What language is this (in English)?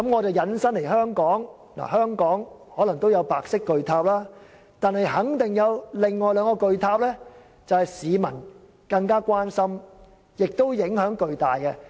Cantonese